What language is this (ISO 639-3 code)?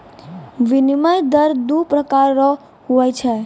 mai